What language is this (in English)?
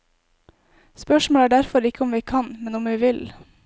Norwegian